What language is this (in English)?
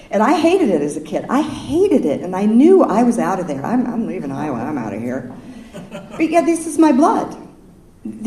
English